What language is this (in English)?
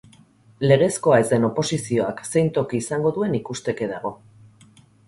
Basque